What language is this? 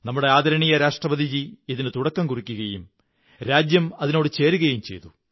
Malayalam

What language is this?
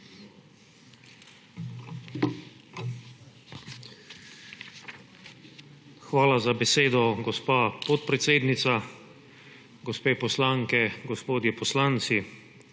Slovenian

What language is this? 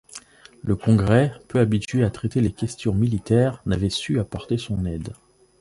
French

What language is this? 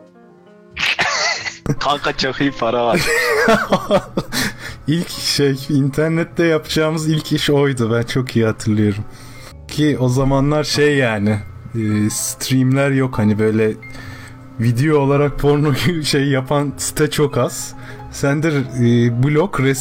Turkish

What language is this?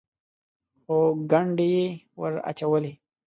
Pashto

